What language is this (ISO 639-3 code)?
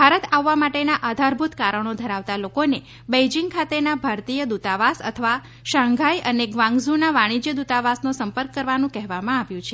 guj